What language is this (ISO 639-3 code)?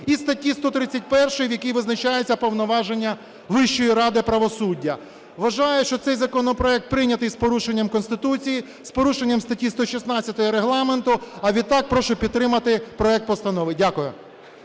ukr